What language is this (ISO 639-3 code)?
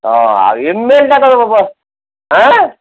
ori